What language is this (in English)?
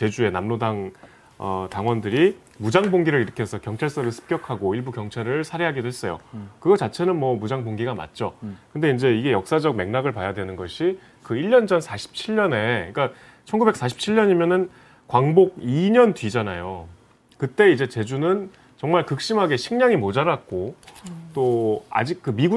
Korean